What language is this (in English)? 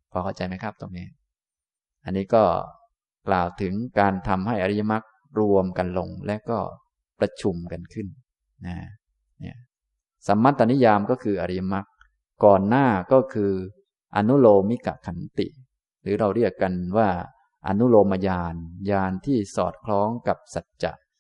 Thai